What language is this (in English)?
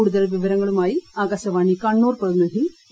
Malayalam